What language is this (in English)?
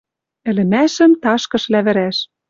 Western Mari